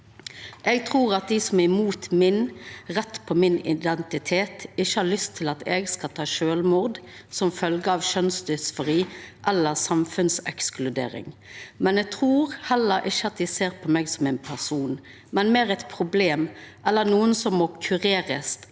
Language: Norwegian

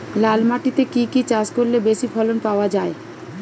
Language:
Bangla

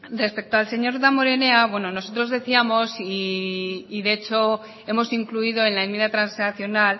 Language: Spanish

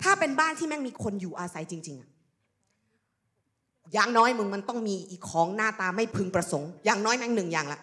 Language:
Thai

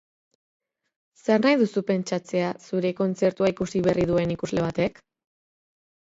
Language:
Basque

